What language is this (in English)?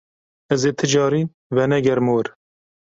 Kurdish